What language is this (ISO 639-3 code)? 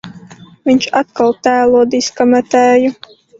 lav